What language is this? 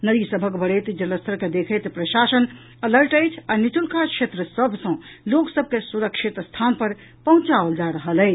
Maithili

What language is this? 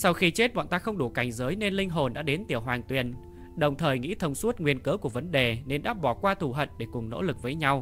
Vietnamese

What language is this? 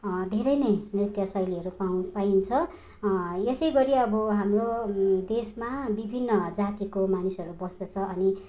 Nepali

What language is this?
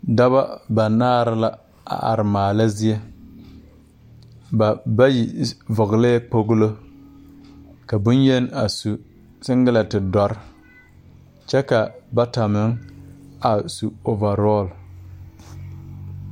Southern Dagaare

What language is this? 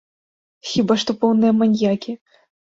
Belarusian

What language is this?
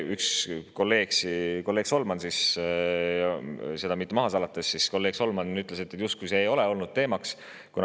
Estonian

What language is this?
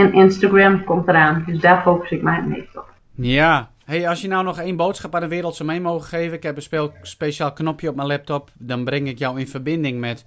Dutch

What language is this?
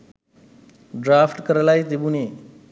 Sinhala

